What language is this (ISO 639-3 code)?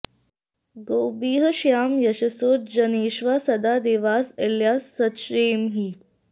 san